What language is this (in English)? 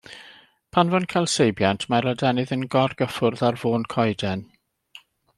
Welsh